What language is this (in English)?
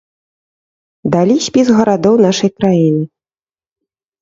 Belarusian